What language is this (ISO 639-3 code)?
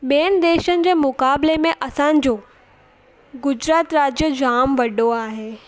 snd